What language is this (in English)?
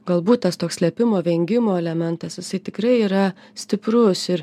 Lithuanian